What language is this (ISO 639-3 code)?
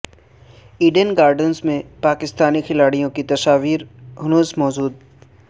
urd